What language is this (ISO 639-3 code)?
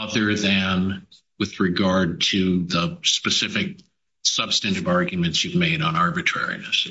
eng